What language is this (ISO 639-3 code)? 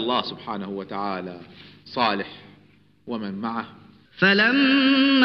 ara